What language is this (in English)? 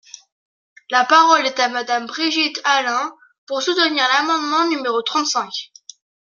French